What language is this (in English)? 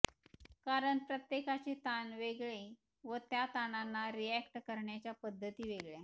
Marathi